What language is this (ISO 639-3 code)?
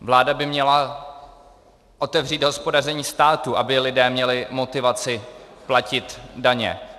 ces